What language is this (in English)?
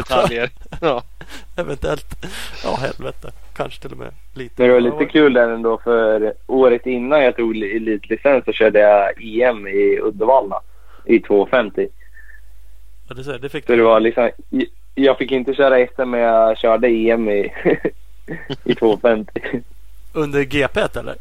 Swedish